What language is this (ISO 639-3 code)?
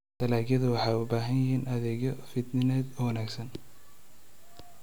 som